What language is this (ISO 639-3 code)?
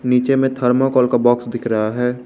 hin